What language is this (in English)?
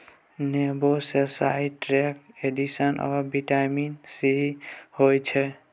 Maithili